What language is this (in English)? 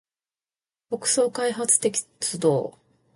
Japanese